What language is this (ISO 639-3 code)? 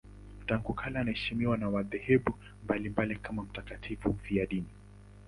swa